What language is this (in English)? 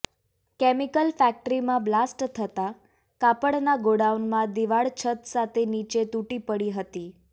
Gujarati